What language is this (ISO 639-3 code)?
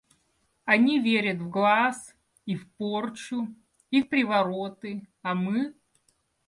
rus